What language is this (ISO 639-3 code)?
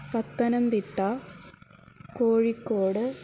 san